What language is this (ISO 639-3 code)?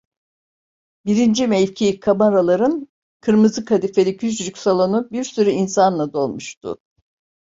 tur